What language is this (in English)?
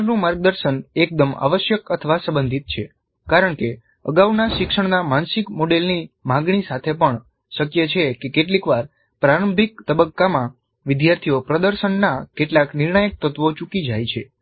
Gujarati